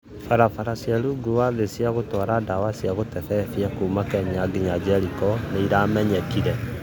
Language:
Kikuyu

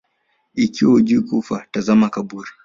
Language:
Swahili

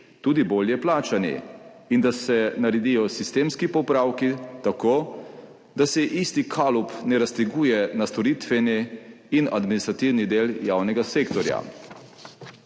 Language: Slovenian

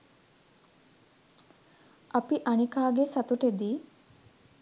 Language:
Sinhala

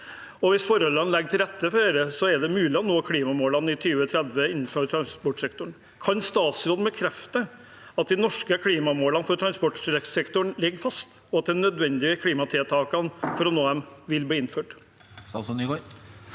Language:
Norwegian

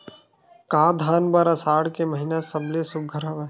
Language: Chhattisgarhi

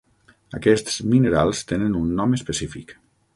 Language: Catalan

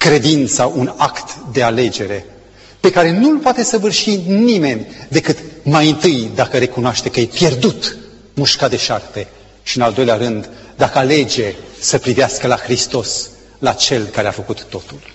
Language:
Romanian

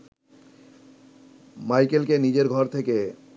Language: Bangla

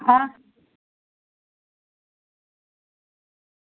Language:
Dogri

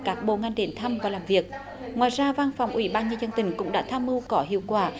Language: Vietnamese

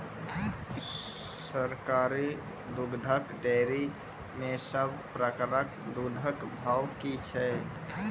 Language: Maithili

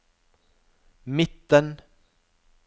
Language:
Norwegian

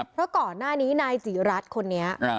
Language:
Thai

